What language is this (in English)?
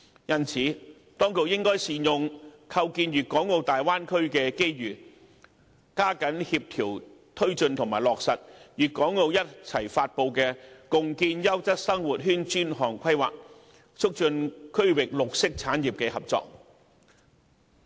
Cantonese